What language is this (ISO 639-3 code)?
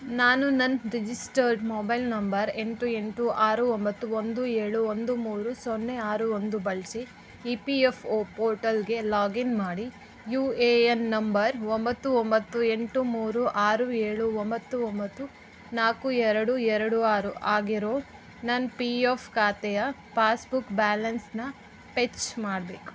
kan